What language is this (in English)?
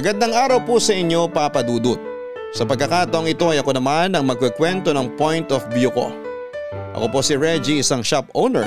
Filipino